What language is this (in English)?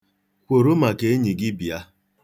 Igbo